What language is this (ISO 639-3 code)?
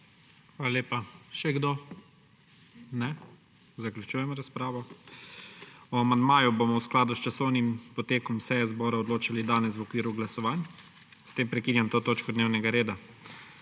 slv